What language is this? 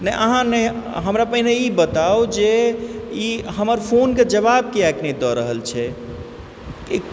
Maithili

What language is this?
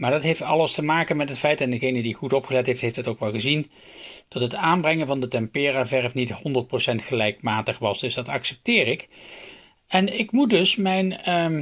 Dutch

